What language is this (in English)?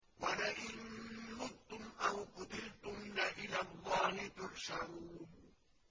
Arabic